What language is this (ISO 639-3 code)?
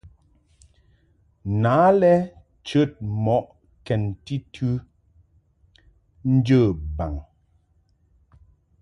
mhk